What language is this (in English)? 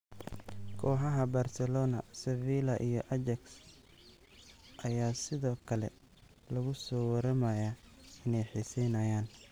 Somali